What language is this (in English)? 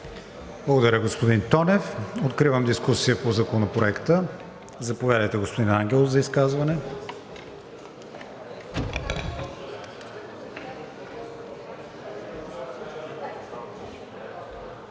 Bulgarian